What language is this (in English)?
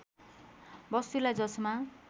Nepali